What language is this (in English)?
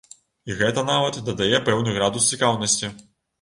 Belarusian